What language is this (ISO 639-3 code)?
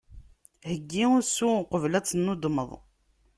kab